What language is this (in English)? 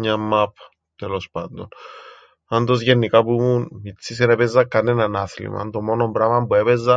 Greek